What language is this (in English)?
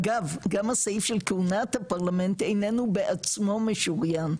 Hebrew